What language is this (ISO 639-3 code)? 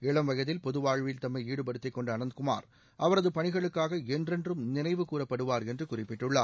tam